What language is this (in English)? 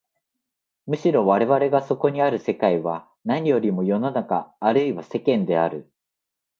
Japanese